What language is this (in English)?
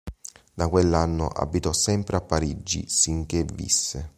Italian